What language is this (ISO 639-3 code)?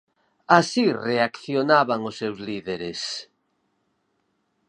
glg